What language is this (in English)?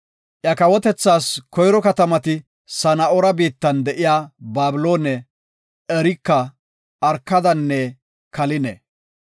Gofa